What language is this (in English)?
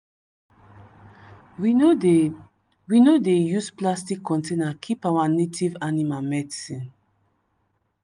Nigerian Pidgin